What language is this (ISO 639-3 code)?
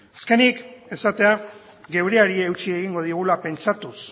eus